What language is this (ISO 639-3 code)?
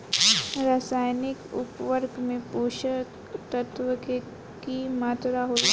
bho